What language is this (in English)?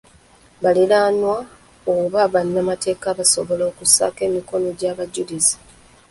Ganda